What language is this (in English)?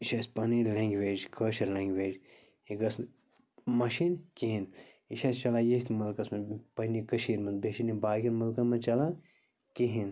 Kashmiri